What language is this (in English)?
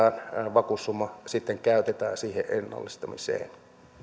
Finnish